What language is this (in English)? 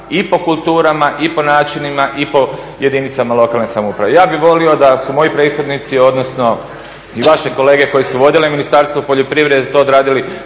Croatian